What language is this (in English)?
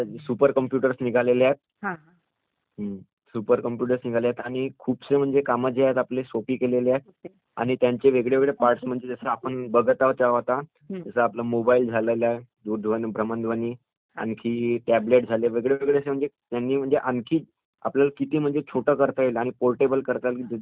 Marathi